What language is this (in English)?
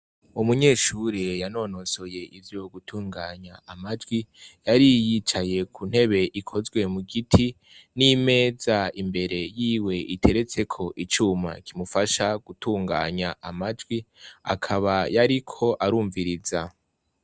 Rundi